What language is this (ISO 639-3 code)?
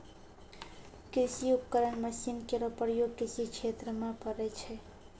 mai